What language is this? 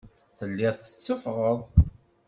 Kabyle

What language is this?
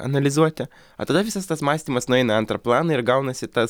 Lithuanian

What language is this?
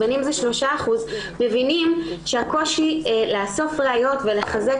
Hebrew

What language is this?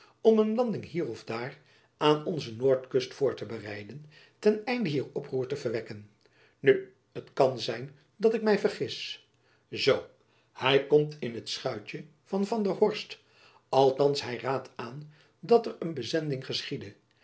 Dutch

